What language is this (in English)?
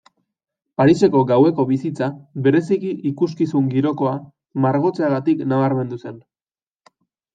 Basque